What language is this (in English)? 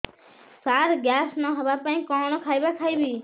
Odia